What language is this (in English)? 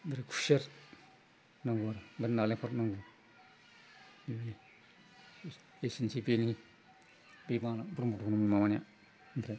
Bodo